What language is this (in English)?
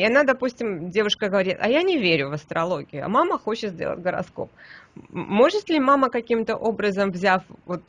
Russian